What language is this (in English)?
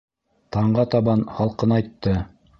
Bashkir